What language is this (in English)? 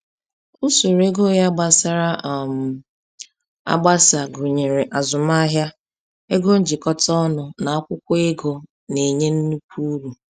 Igbo